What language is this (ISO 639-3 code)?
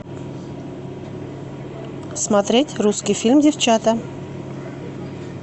rus